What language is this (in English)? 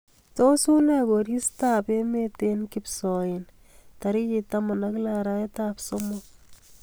Kalenjin